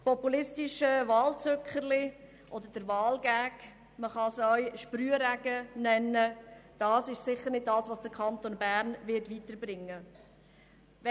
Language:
Swiss German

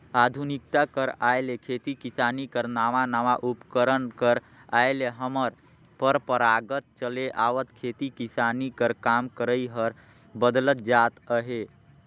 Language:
Chhattisgarhi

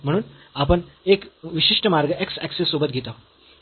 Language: Marathi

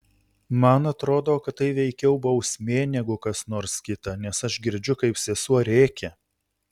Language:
Lithuanian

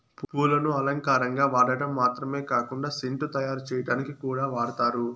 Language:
Telugu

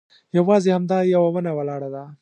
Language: Pashto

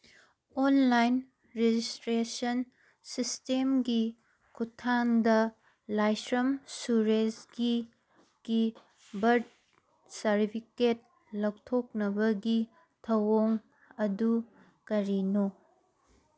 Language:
Manipuri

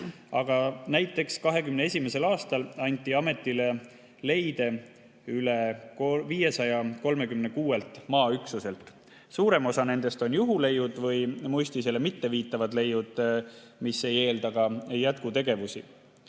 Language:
Estonian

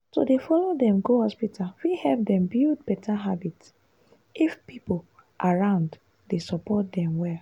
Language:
Nigerian Pidgin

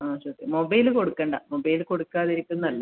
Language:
Malayalam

